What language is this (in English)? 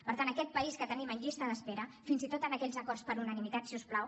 Catalan